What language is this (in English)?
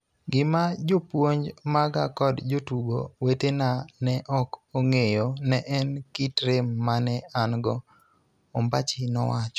Luo (Kenya and Tanzania)